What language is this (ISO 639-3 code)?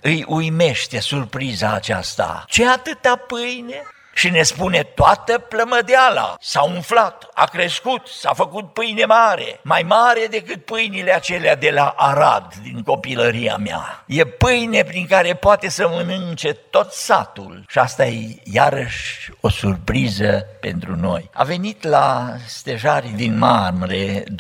ron